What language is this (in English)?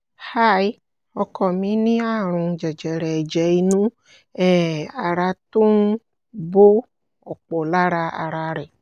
Yoruba